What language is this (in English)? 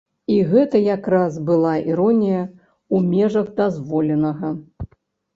Belarusian